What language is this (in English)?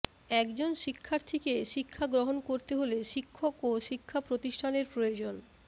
Bangla